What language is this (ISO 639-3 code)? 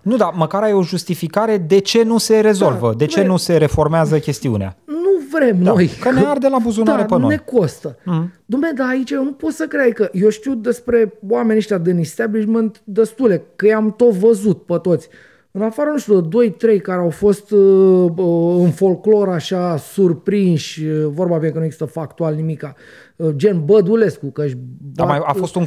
ron